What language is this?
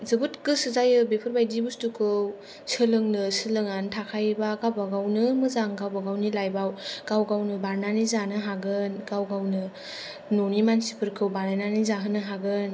Bodo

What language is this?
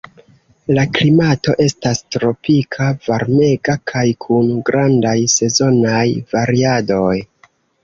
Esperanto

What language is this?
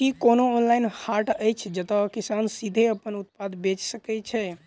Maithili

